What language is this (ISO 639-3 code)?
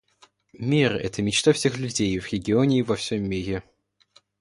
rus